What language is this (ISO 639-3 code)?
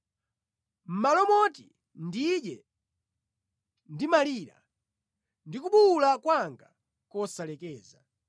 nya